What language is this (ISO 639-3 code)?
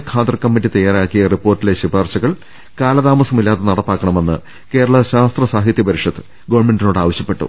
mal